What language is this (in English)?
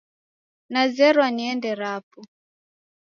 Taita